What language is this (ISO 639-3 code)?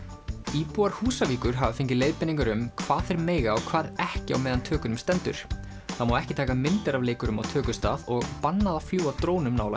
isl